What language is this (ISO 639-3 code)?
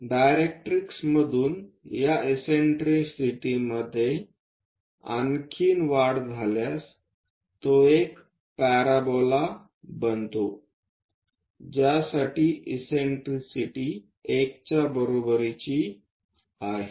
mar